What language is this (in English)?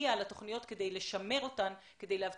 Hebrew